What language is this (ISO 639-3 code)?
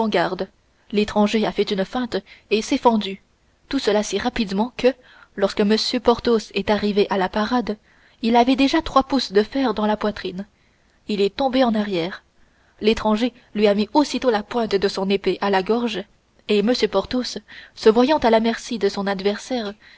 fra